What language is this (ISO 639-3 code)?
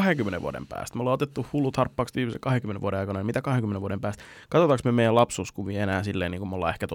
fin